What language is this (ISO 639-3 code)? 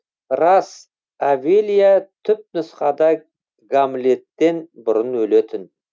kaz